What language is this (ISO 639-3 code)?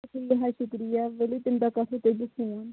kas